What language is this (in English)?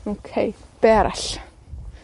Welsh